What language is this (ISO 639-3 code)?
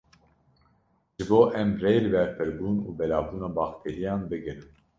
kur